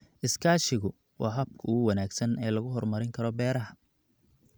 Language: Somali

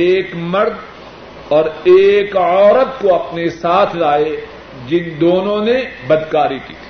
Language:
Urdu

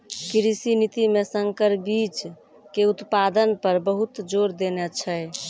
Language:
Maithili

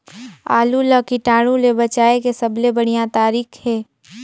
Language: Chhattisgarhi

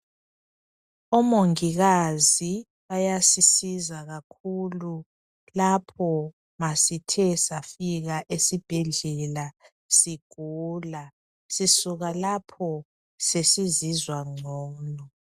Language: North Ndebele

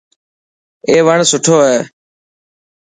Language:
Dhatki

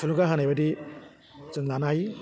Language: Bodo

